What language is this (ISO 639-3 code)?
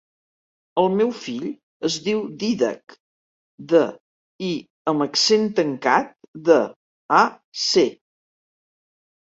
cat